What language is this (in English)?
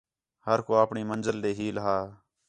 Khetrani